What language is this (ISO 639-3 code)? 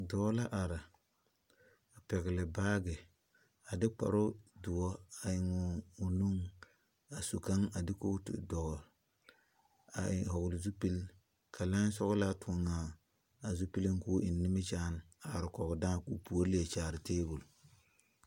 dga